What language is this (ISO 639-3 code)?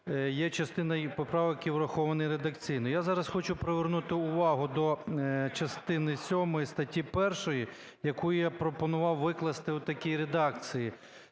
ukr